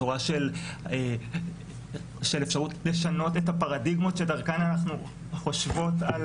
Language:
Hebrew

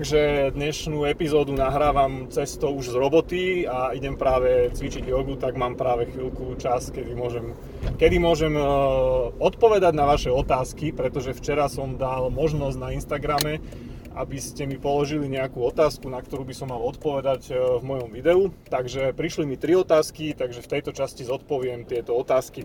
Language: Slovak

